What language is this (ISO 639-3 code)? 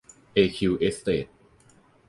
tha